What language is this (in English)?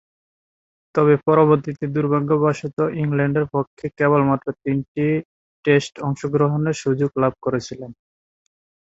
Bangla